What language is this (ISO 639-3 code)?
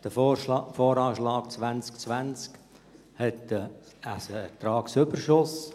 gsw